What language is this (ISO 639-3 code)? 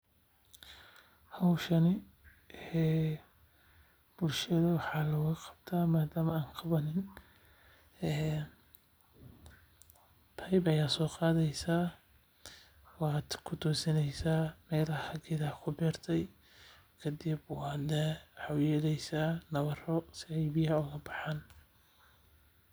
som